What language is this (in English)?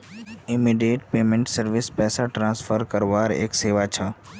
Magahi